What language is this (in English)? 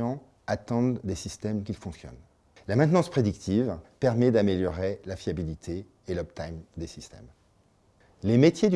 French